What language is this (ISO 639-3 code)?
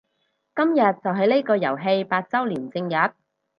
yue